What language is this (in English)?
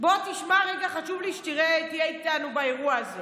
Hebrew